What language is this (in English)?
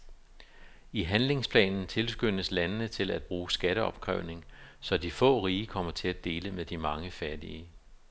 Danish